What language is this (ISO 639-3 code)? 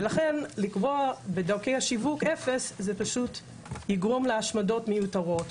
heb